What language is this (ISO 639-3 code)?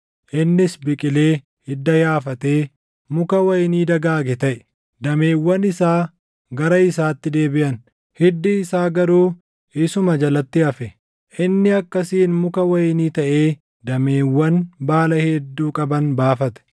orm